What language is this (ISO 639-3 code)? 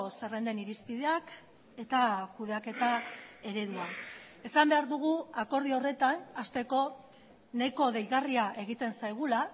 eus